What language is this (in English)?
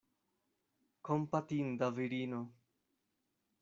Esperanto